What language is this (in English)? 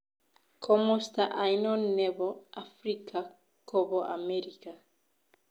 Kalenjin